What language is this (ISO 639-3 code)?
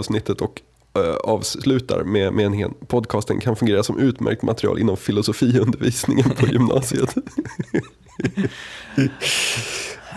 swe